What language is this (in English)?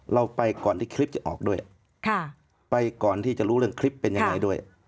Thai